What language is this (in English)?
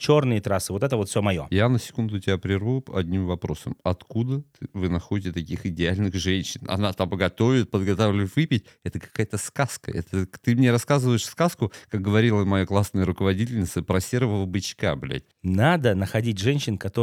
Russian